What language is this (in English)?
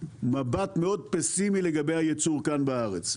Hebrew